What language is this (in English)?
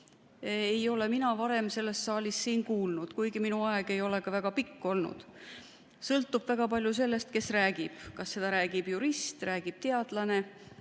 Estonian